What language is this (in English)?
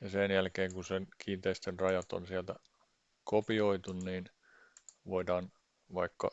Finnish